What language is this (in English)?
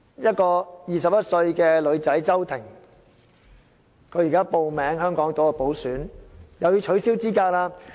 Cantonese